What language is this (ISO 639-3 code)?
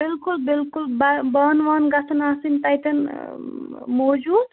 kas